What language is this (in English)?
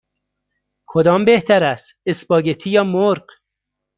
Persian